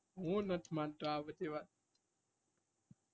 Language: Gujarati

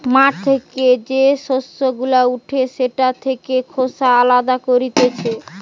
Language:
Bangla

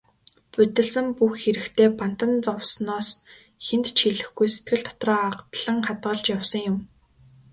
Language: Mongolian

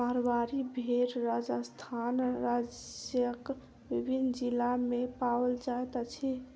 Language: Maithili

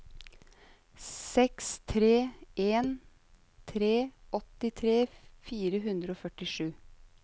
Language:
Norwegian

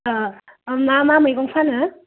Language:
Bodo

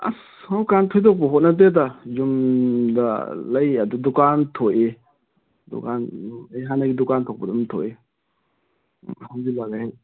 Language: Manipuri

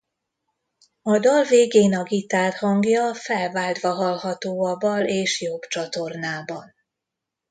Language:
Hungarian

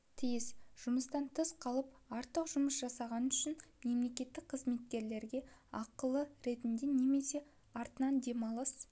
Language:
Kazakh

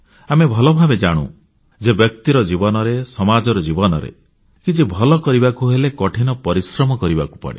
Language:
Odia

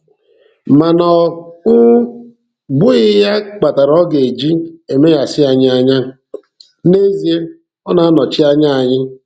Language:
Igbo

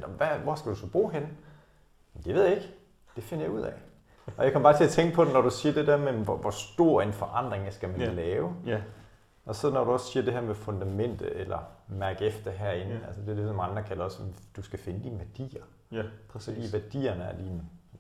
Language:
Danish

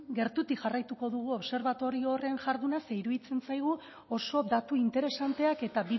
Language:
Basque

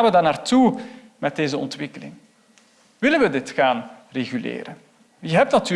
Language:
Dutch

